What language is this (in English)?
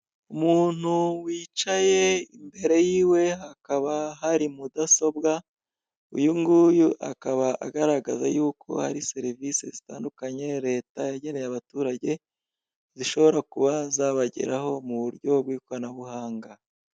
Kinyarwanda